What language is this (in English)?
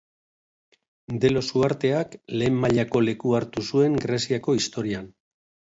Basque